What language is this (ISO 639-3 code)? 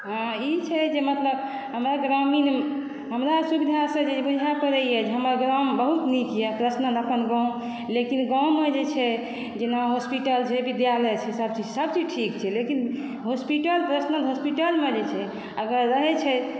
mai